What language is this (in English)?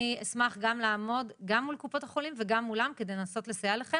Hebrew